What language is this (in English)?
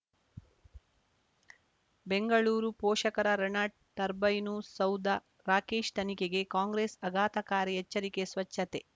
Kannada